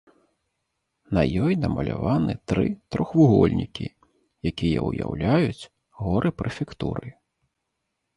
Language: Belarusian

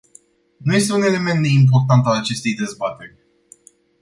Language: Romanian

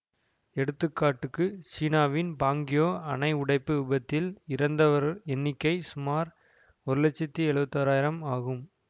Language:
Tamil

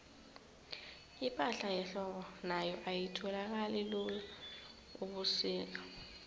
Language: South Ndebele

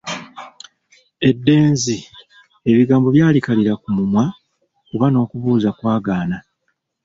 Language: Ganda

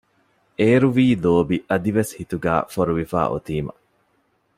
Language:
Divehi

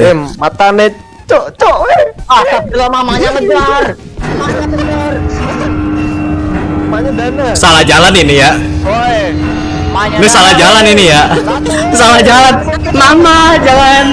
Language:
Indonesian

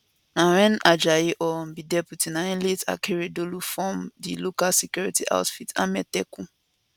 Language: Nigerian Pidgin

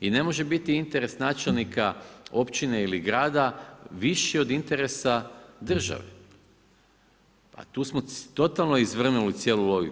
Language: Croatian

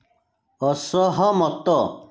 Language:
Odia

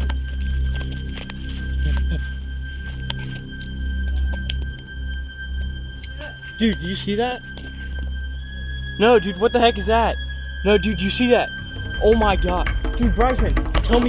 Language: Portuguese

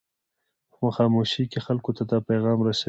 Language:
Pashto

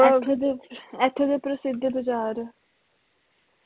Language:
Punjabi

